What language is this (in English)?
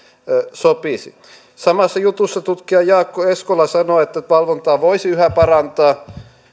Finnish